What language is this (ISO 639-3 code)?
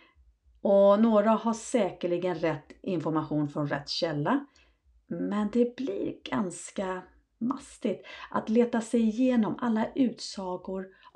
swe